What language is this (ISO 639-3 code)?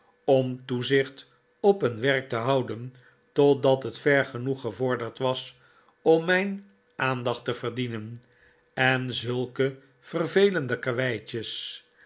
nld